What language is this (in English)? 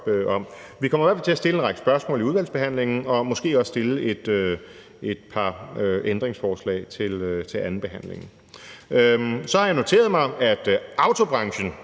Danish